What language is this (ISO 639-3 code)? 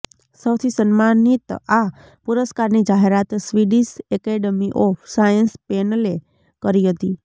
guj